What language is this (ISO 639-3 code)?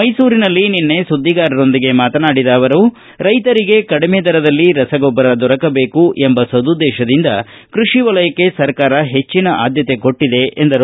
kan